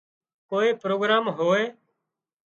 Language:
Wadiyara Koli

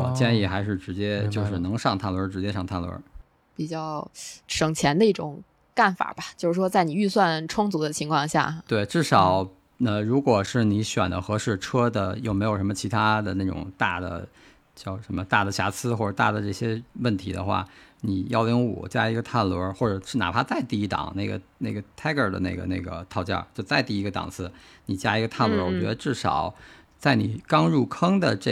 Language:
Chinese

